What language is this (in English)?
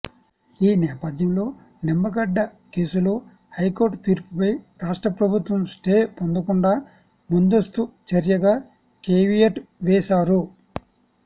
Telugu